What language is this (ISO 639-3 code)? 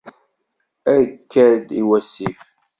kab